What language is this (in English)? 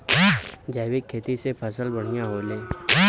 Bhojpuri